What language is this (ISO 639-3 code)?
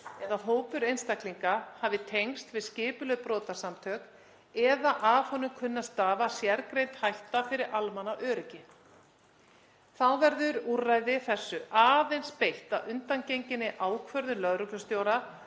isl